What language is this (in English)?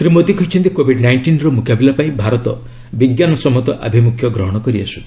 Odia